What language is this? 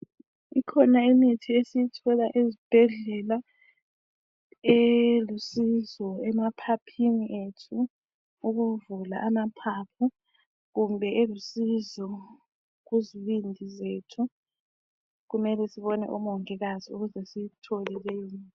North Ndebele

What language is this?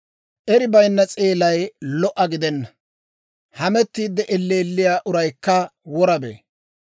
Dawro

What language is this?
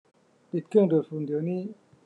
Thai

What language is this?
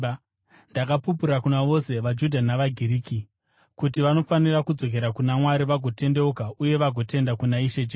Shona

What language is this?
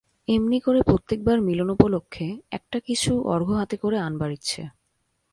Bangla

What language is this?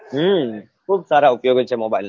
Gujarati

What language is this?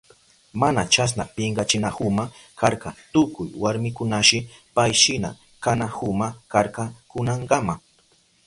Southern Pastaza Quechua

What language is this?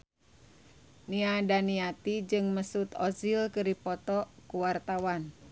Sundanese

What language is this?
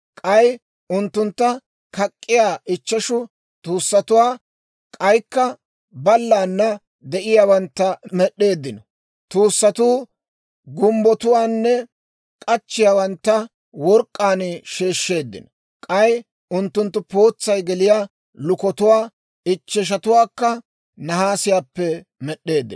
Dawro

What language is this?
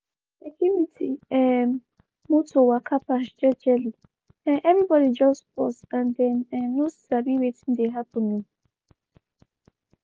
Nigerian Pidgin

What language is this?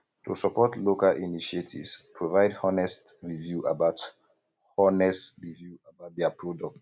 Nigerian Pidgin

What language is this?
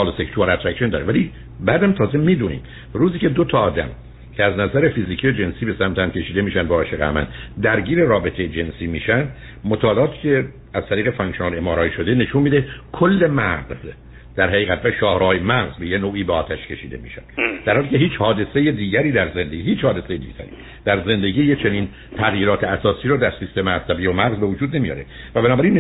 Persian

